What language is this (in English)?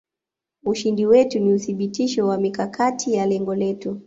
Swahili